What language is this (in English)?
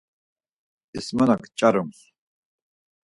Laz